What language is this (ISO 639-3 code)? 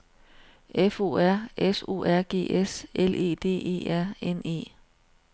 dan